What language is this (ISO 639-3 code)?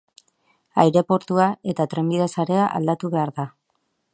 eus